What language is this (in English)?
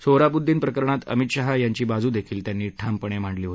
Marathi